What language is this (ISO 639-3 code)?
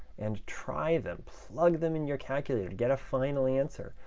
eng